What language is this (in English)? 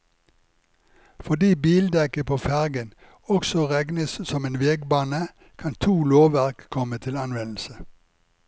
Norwegian